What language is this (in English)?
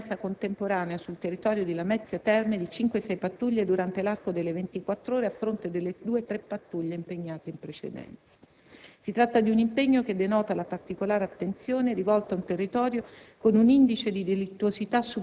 Italian